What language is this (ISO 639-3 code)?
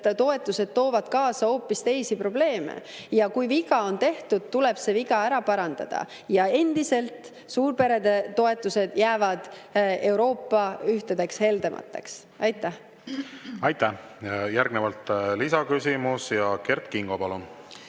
est